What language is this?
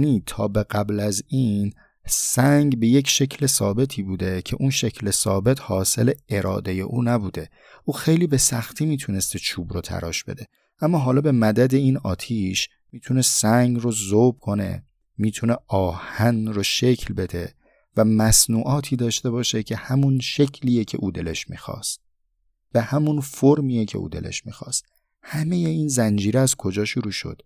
Persian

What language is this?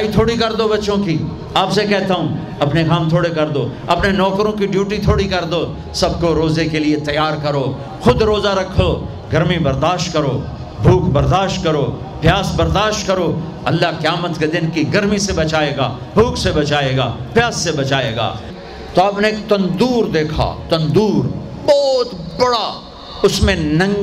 Urdu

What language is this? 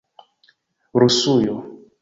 Esperanto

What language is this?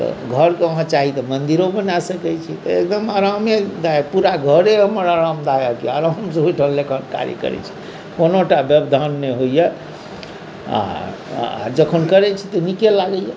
Maithili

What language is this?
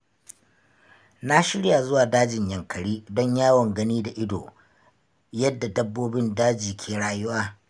Hausa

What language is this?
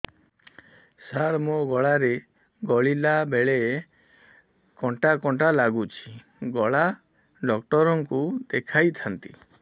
Odia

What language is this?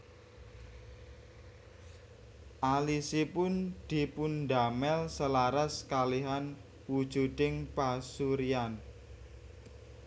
Javanese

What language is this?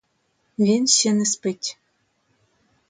Ukrainian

